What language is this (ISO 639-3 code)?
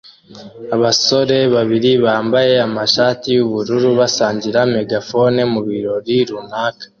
kin